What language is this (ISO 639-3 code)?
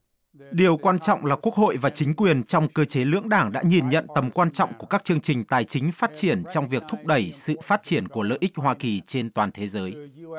vie